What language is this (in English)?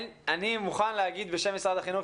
Hebrew